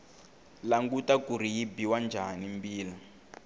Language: Tsonga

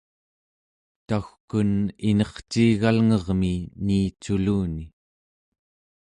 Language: Central Yupik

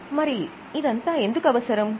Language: Telugu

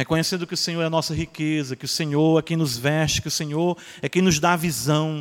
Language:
Portuguese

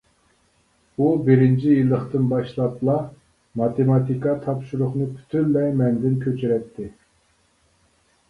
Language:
Uyghur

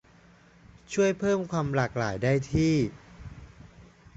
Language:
Thai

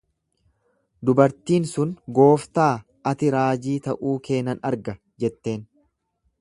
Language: Oromo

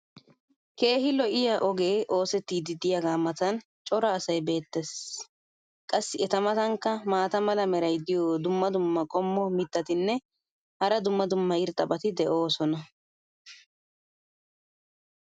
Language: Wolaytta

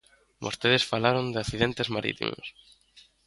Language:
Galician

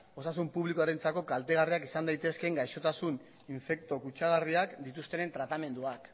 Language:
Basque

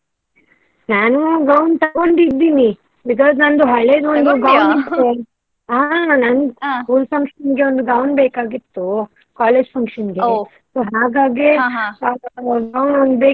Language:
Kannada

